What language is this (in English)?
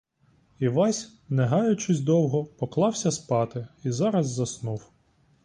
Ukrainian